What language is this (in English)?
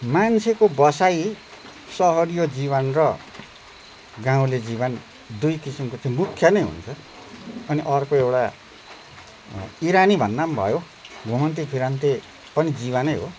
Nepali